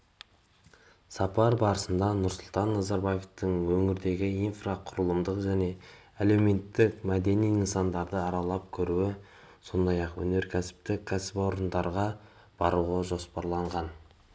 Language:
Kazakh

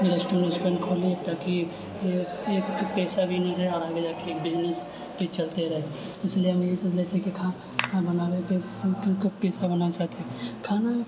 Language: Maithili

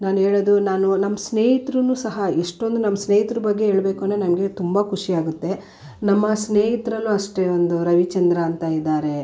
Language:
Kannada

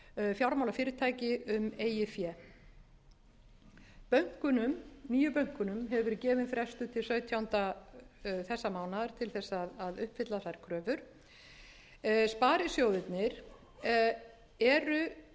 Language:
Icelandic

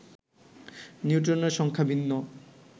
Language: Bangla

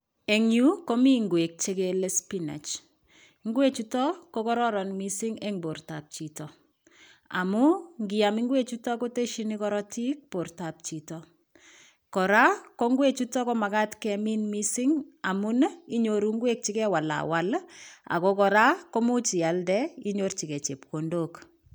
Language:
Kalenjin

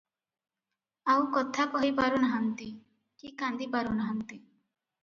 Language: Odia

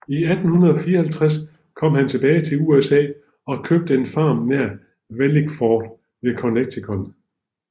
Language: Danish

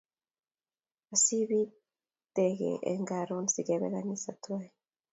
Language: Kalenjin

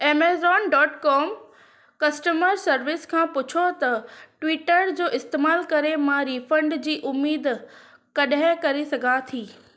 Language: Sindhi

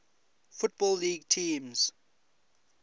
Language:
English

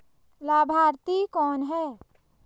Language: Hindi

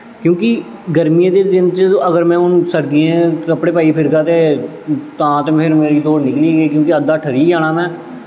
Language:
Dogri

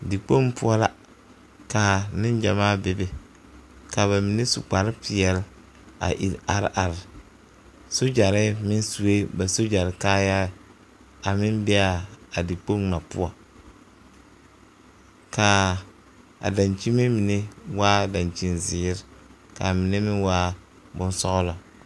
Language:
Southern Dagaare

